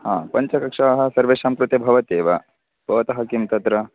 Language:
Sanskrit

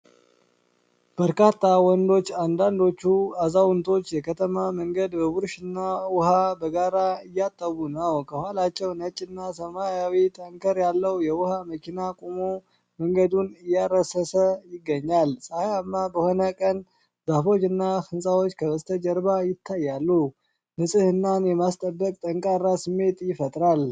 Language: Amharic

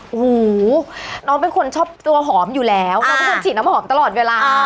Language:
Thai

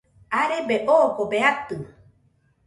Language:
Nüpode Huitoto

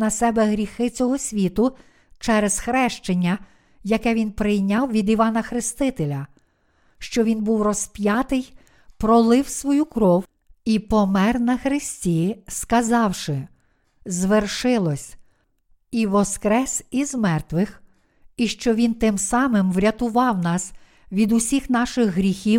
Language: Ukrainian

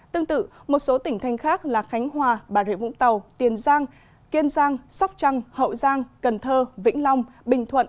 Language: Vietnamese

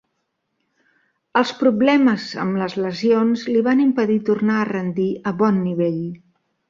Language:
Catalan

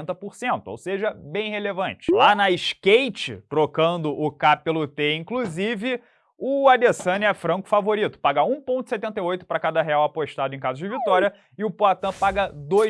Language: Portuguese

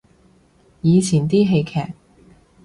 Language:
Cantonese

